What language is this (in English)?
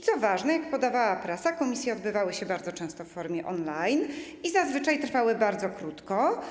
Polish